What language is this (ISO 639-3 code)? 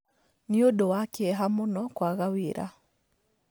kik